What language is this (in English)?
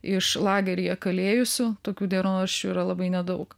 Lithuanian